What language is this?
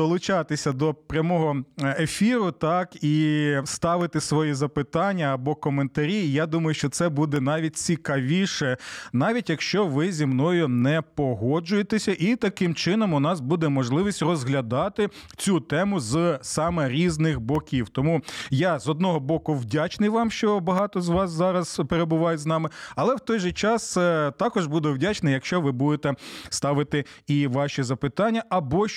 Ukrainian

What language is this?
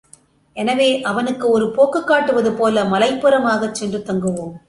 Tamil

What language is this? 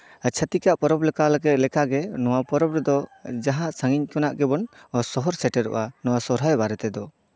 Santali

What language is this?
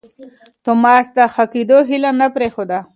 Pashto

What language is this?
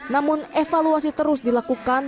Indonesian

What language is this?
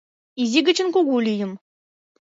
Mari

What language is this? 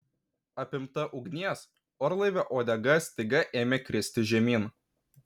Lithuanian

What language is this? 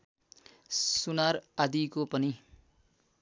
Nepali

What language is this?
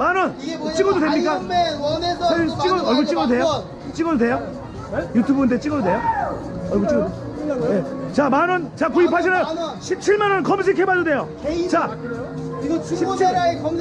Korean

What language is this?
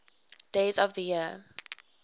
English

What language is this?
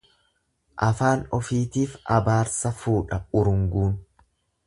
Oromo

